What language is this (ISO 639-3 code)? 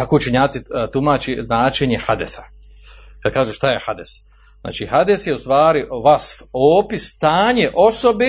hrv